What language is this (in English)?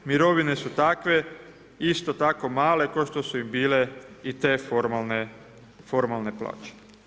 Croatian